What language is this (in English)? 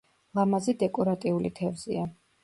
Georgian